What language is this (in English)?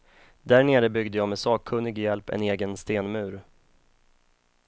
Swedish